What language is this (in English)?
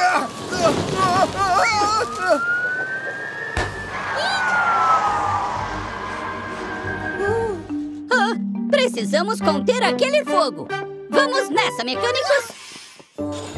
Portuguese